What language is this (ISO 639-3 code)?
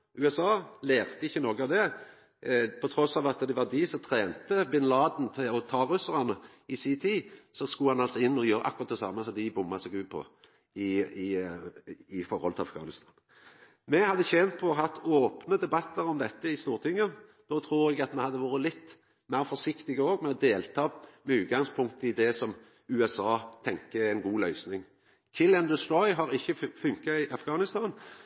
nno